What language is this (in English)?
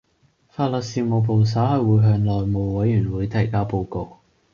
Cantonese